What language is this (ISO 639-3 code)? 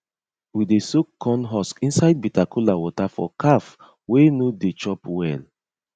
pcm